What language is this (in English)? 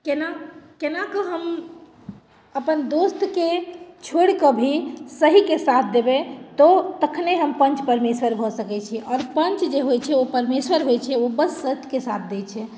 Maithili